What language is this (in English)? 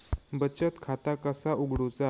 Marathi